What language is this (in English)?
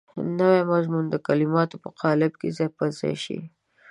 Pashto